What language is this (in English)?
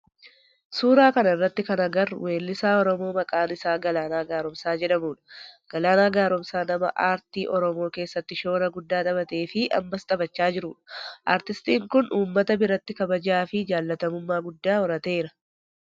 Oromo